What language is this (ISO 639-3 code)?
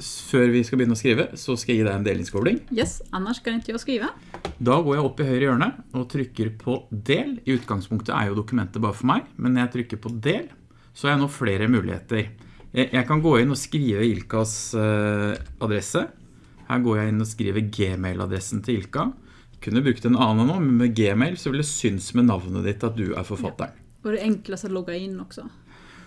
nor